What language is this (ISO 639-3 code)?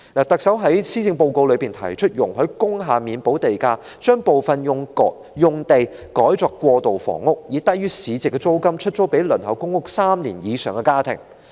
yue